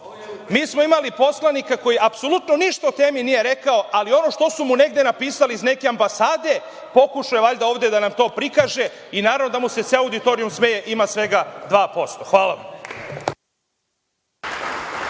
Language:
Serbian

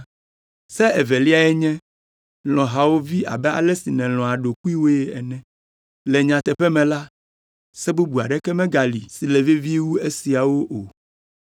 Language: Ewe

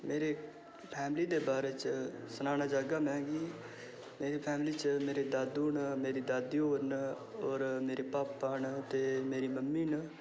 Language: Dogri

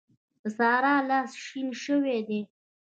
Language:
Pashto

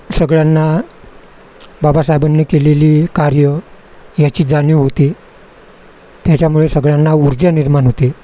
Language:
Marathi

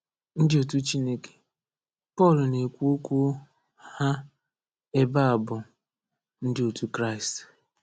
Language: Igbo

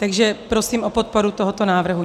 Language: Czech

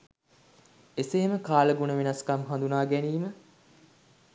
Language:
Sinhala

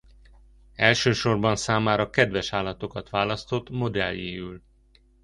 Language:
Hungarian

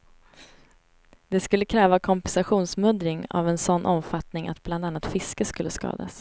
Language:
Swedish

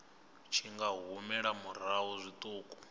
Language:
Venda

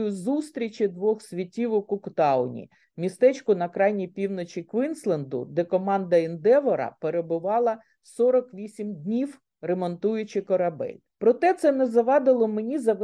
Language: Ukrainian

